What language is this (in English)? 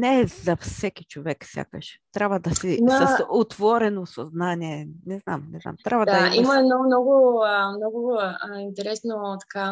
Bulgarian